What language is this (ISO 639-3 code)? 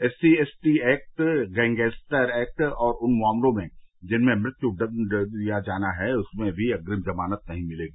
hin